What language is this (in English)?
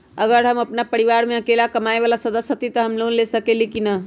Magahi